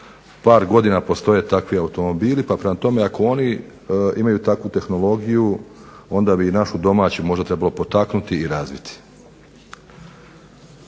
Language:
Croatian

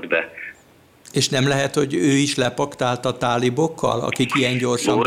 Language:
Hungarian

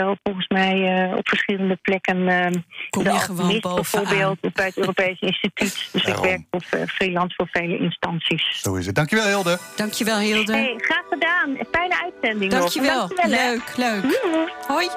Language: Dutch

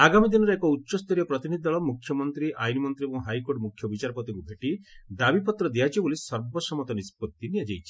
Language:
Odia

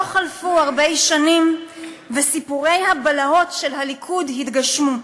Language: Hebrew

